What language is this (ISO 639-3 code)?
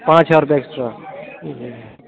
urd